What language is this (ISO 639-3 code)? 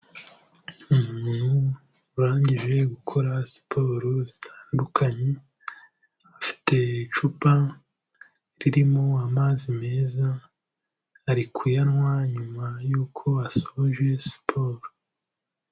kin